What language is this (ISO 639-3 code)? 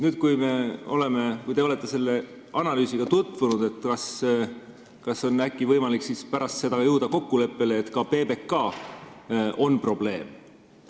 est